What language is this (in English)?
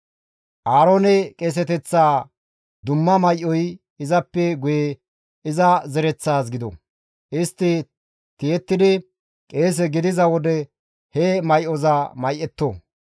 Gamo